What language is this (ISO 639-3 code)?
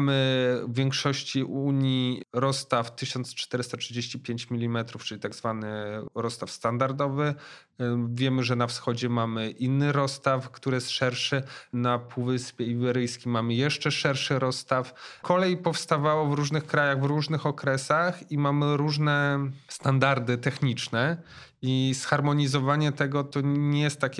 pol